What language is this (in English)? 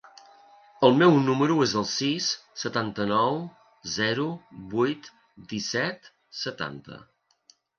Catalan